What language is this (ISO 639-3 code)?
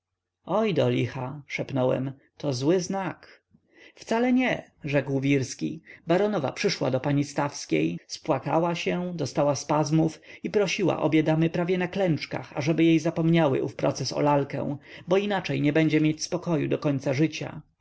pol